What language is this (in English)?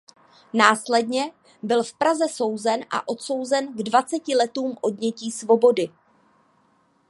Czech